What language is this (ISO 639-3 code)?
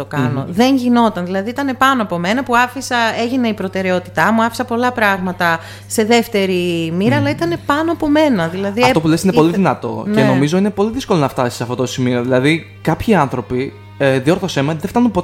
ell